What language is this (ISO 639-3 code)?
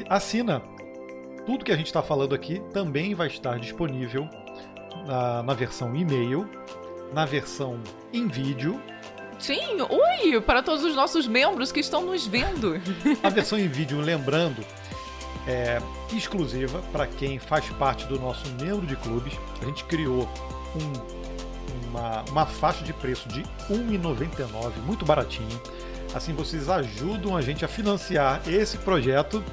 por